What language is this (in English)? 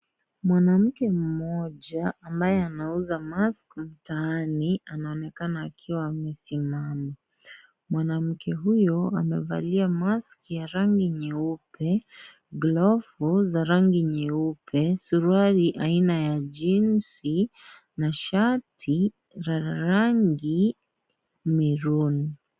Swahili